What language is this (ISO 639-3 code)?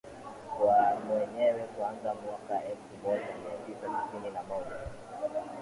swa